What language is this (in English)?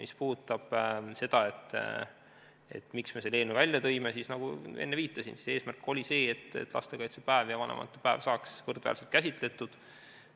Estonian